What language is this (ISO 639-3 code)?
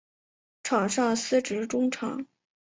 zho